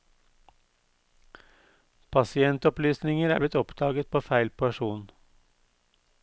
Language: Norwegian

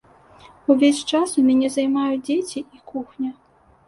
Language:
Belarusian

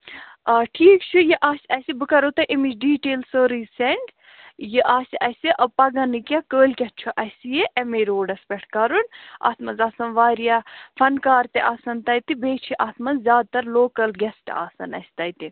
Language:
Kashmiri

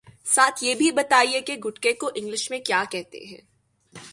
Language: Urdu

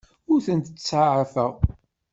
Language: Kabyle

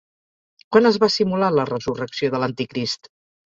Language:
Catalan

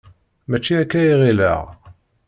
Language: Kabyle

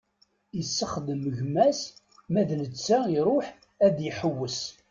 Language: Kabyle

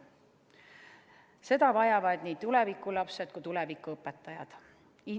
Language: Estonian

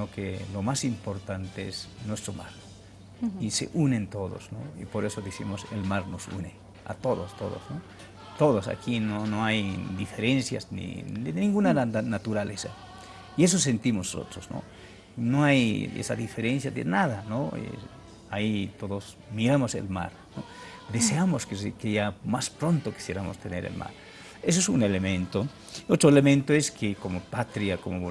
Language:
Spanish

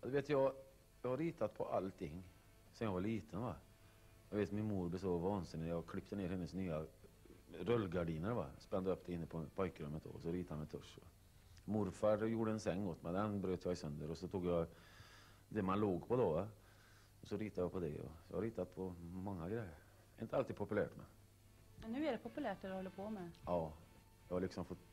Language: Swedish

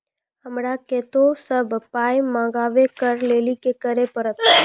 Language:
Maithili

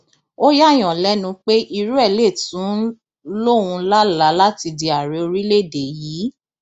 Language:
Yoruba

